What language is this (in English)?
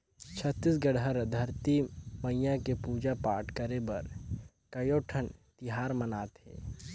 Chhattisgarhi